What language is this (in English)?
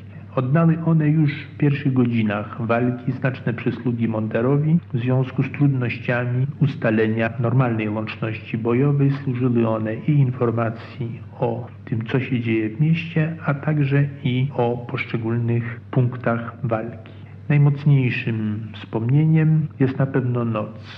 Polish